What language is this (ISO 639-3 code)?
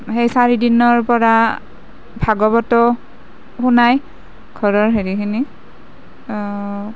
asm